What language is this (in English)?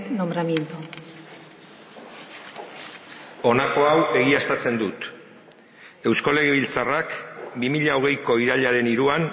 Basque